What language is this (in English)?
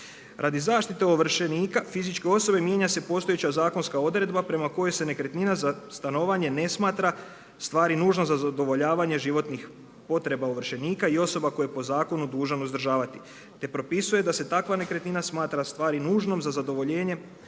Croatian